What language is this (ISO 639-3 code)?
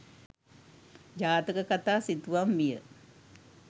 sin